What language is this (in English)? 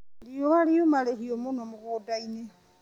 Kikuyu